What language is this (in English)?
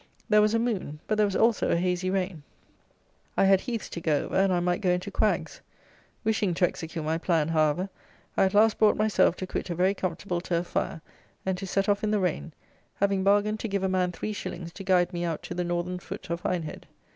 English